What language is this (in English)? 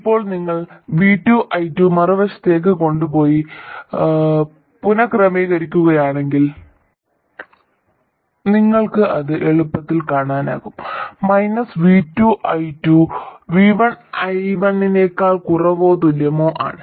Malayalam